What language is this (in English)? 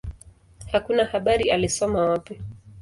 Swahili